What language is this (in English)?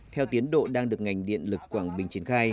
Vietnamese